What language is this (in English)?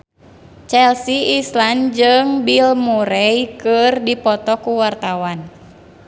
Sundanese